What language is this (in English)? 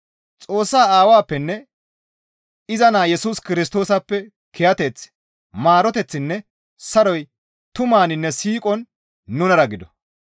Gamo